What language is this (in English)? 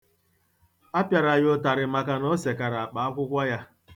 Igbo